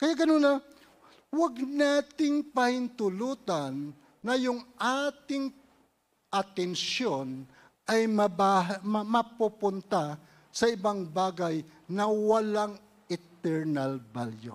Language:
Filipino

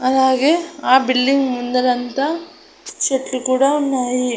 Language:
Telugu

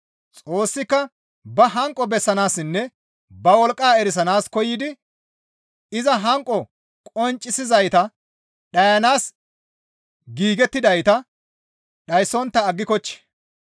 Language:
Gamo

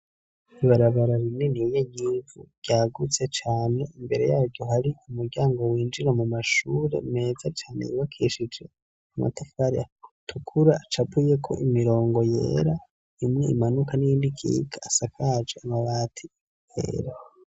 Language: Rundi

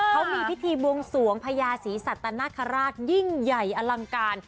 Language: Thai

